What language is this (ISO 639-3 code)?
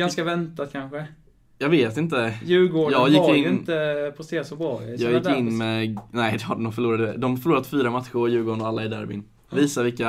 swe